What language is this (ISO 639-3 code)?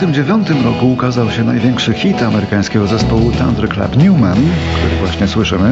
pol